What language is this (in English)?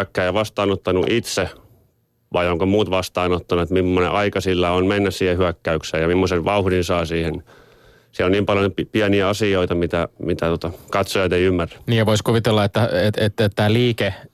Finnish